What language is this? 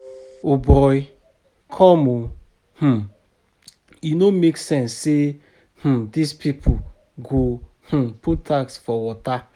Nigerian Pidgin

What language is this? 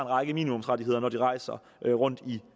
Danish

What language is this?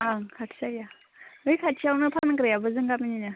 Bodo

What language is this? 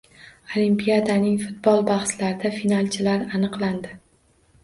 Uzbek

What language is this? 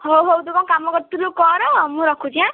Odia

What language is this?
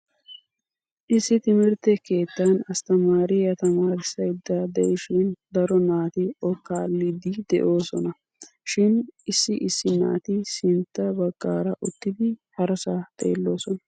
Wolaytta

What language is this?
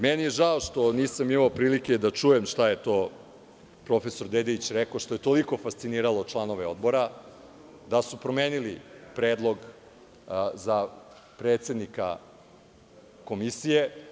Serbian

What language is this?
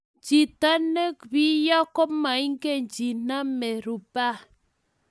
Kalenjin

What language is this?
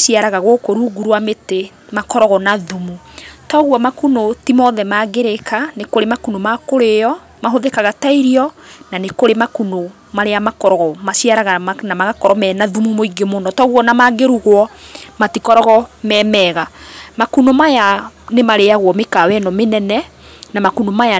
Kikuyu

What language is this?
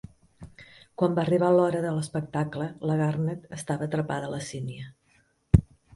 Catalan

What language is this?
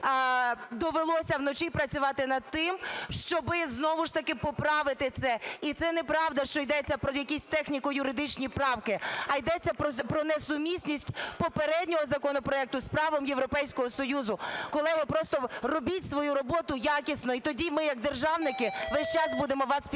Ukrainian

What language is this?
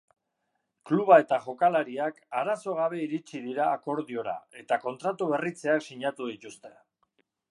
Basque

